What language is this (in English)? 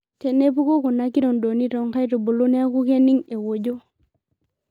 Masai